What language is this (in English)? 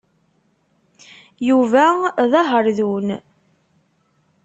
Kabyle